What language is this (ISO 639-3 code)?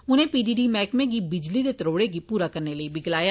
doi